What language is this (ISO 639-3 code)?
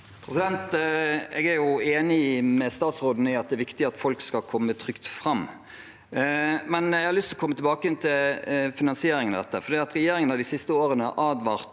nor